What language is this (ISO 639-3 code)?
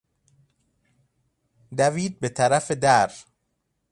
fas